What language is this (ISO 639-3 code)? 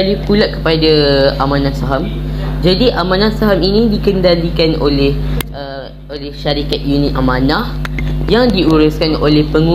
msa